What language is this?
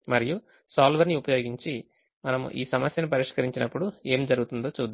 Telugu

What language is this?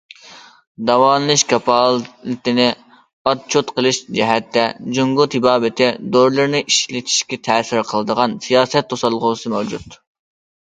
Uyghur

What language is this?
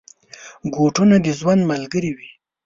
Pashto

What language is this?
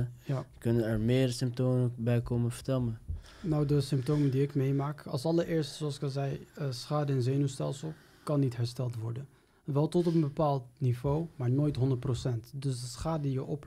Dutch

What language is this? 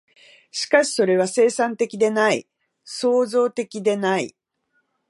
Japanese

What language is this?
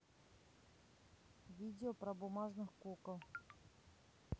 Russian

